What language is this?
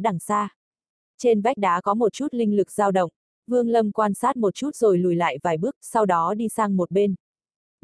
Vietnamese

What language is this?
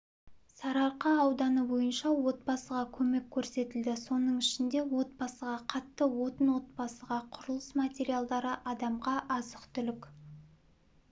Kazakh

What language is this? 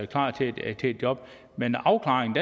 Danish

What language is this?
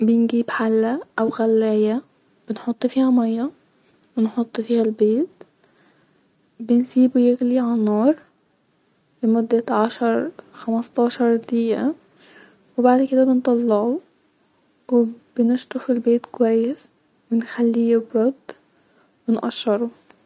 Egyptian Arabic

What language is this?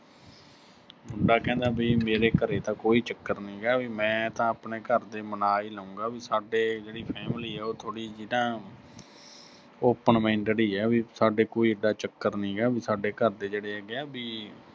Punjabi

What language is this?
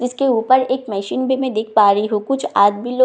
Hindi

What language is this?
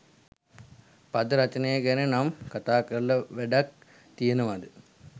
Sinhala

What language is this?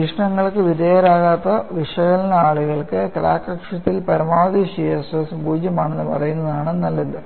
Malayalam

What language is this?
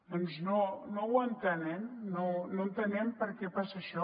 Catalan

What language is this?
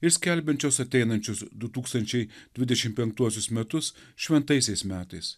Lithuanian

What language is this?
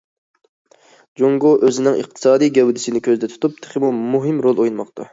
Uyghur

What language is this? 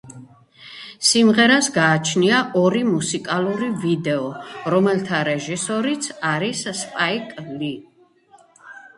Georgian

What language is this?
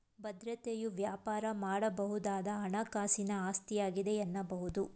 Kannada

